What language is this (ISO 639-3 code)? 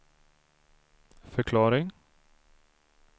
swe